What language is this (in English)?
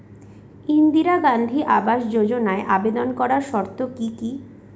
Bangla